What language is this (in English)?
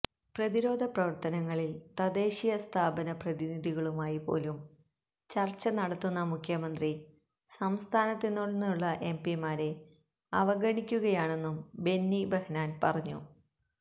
Malayalam